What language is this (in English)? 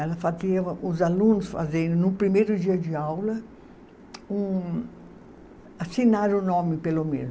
Portuguese